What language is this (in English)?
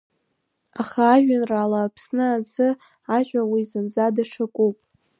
Abkhazian